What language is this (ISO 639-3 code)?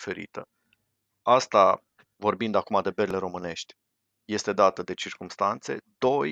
ron